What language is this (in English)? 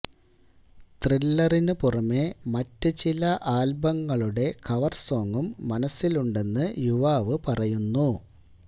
Malayalam